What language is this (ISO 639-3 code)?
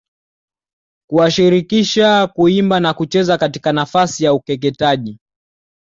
swa